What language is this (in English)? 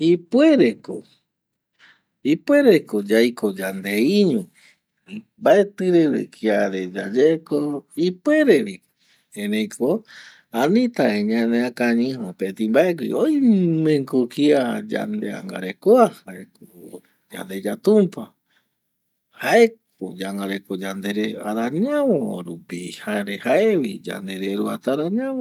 Eastern Bolivian Guaraní